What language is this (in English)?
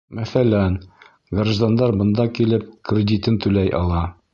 Bashkir